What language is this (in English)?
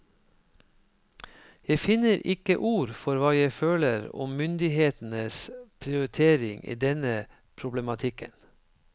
Norwegian